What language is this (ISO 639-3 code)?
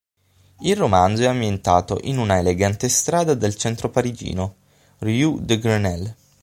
ita